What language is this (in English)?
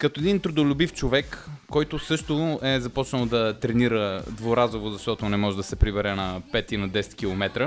Bulgarian